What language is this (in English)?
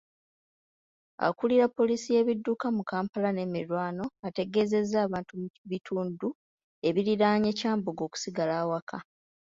Ganda